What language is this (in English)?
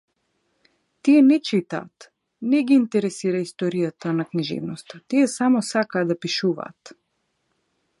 Macedonian